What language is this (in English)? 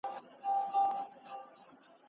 Pashto